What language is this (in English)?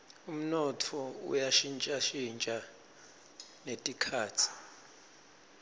Swati